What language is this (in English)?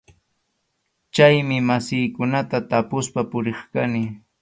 Arequipa-La Unión Quechua